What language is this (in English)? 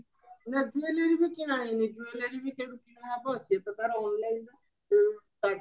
Odia